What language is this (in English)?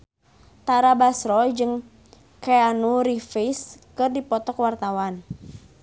Sundanese